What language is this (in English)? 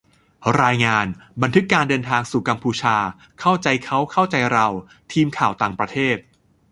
Thai